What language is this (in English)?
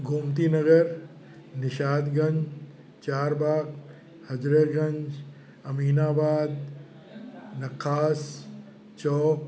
Sindhi